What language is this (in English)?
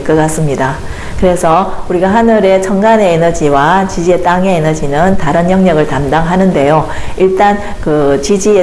Korean